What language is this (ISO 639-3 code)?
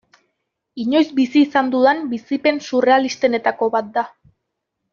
eus